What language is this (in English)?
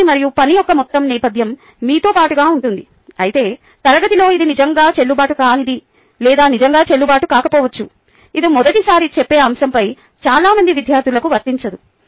Telugu